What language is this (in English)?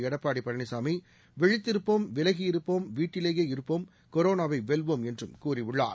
Tamil